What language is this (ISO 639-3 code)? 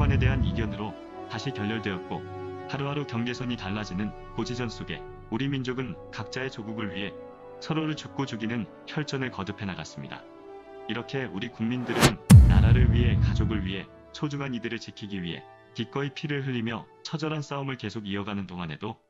kor